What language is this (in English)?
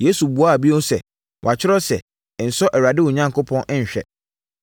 Akan